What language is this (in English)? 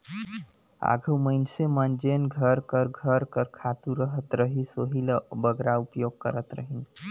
Chhattisgarhi